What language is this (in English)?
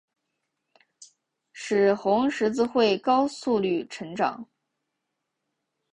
Chinese